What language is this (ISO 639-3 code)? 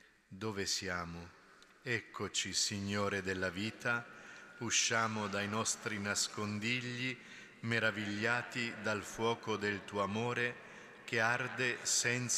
ita